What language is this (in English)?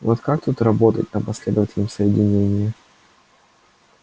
Russian